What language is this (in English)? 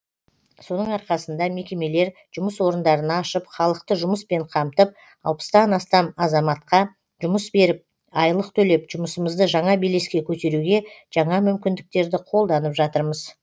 Kazakh